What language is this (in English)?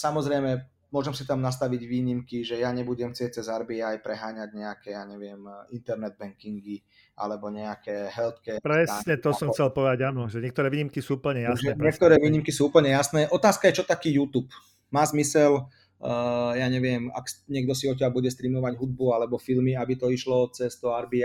Slovak